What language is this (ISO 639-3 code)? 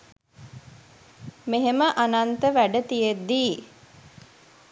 sin